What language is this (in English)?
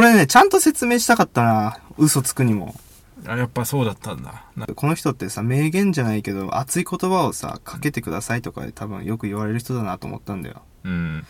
Japanese